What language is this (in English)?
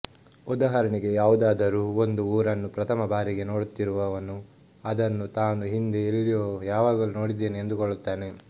Kannada